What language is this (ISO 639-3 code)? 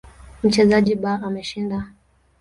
swa